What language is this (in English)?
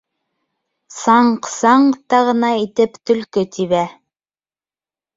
Bashkir